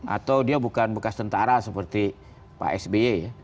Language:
Indonesian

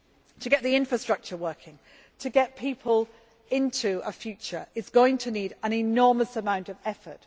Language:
English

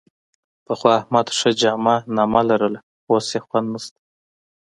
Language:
Pashto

